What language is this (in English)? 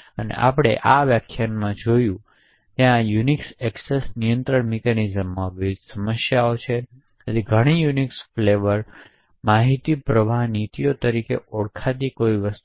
Gujarati